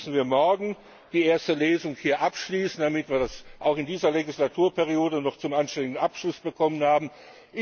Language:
German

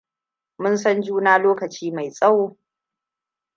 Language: Hausa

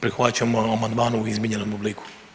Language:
Croatian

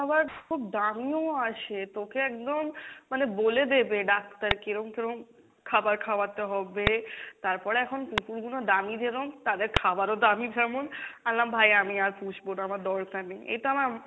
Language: Bangla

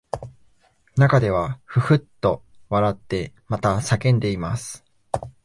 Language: Japanese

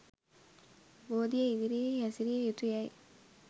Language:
Sinhala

